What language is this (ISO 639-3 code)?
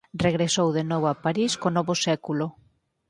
glg